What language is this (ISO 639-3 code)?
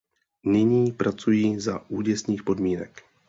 ces